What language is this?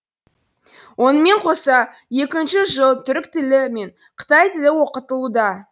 Kazakh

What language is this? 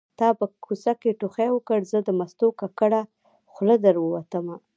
Pashto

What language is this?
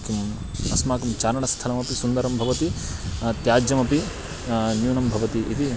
Sanskrit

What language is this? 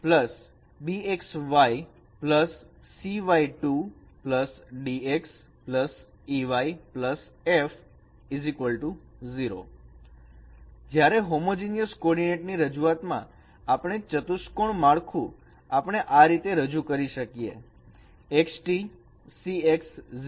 Gujarati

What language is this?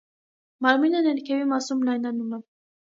Armenian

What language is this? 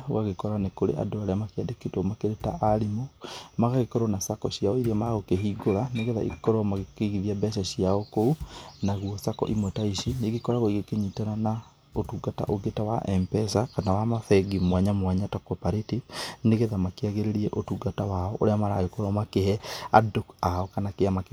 Kikuyu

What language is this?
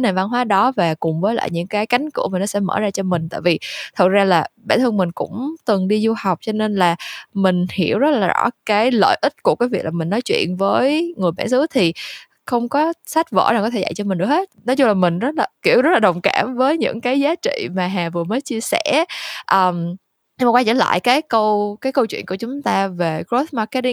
Vietnamese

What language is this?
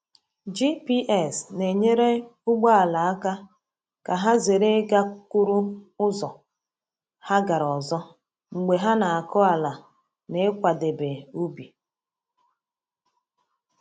Igbo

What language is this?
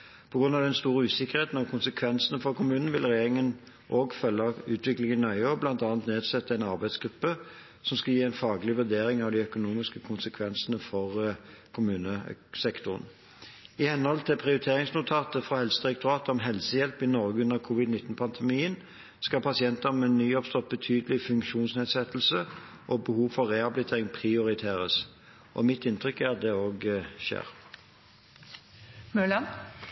Norwegian Bokmål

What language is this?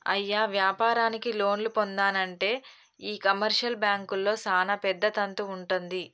Telugu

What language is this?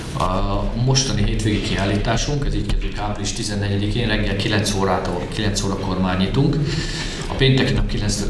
Hungarian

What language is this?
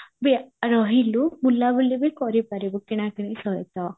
Odia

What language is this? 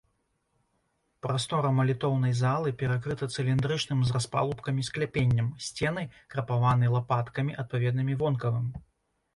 Belarusian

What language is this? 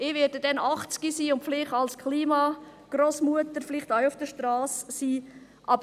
Swiss German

